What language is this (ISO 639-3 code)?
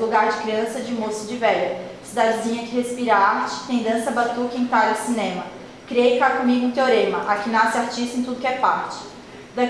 por